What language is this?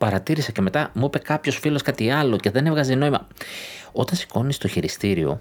Greek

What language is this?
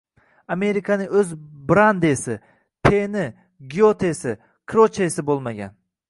Uzbek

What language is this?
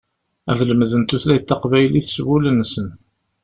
Kabyle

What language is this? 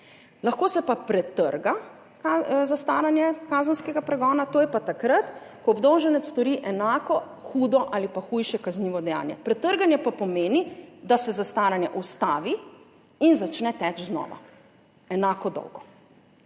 Slovenian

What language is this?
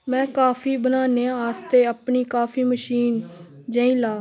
Dogri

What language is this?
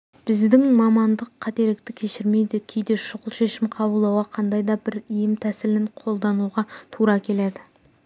Kazakh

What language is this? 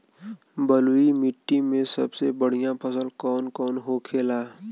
Bhojpuri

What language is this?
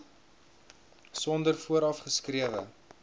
Afrikaans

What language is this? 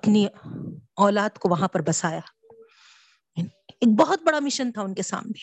Urdu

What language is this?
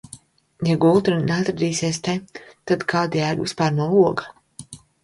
Latvian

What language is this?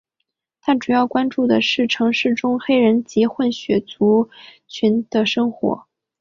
Chinese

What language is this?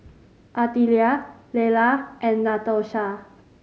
English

